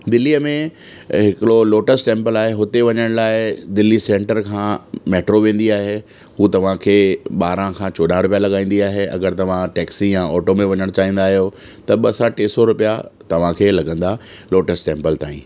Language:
Sindhi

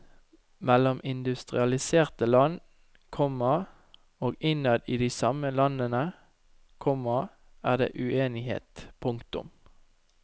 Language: Norwegian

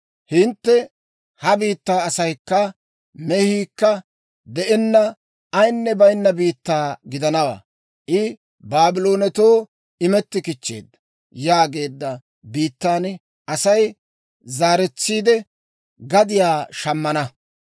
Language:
Dawro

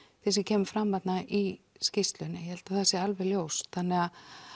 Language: Icelandic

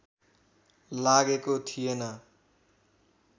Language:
Nepali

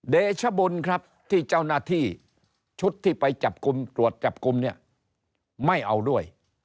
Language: Thai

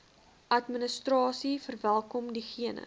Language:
Afrikaans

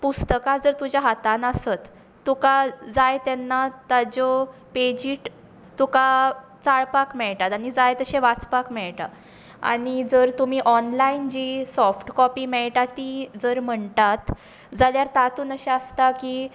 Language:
Konkani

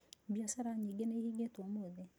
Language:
Kikuyu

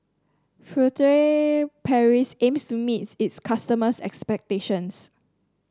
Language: English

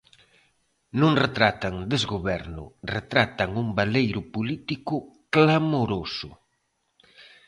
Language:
Galician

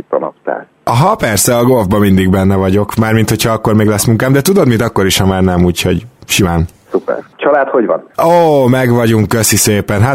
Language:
Hungarian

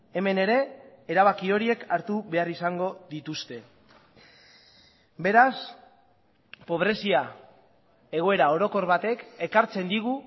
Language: Basque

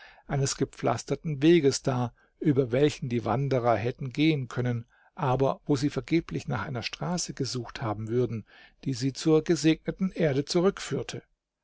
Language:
German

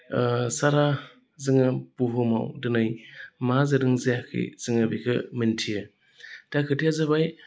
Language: Bodo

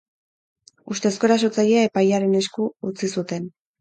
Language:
Basque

